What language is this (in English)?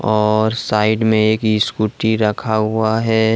Hindi